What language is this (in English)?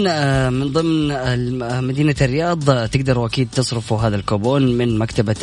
Arabic